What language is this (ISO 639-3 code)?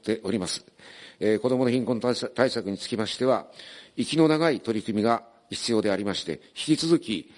jpn